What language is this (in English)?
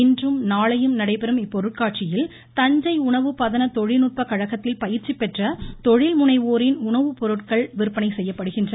Tamil